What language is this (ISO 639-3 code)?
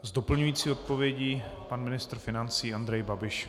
ces